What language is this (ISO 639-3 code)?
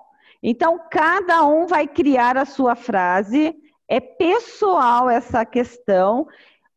por